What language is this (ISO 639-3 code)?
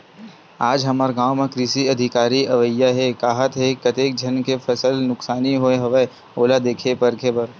hne